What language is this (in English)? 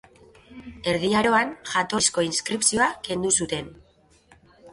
Basque